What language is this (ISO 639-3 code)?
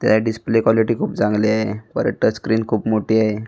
mar